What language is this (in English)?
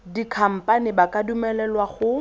Tswana